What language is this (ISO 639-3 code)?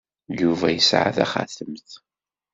kab